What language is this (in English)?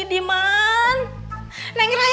Indonesian